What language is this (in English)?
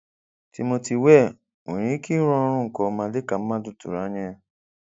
Igbo